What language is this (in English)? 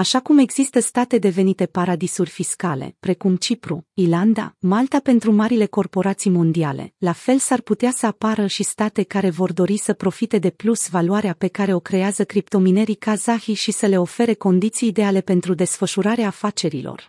Romanian